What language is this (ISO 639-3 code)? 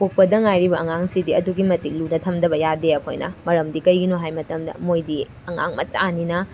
mni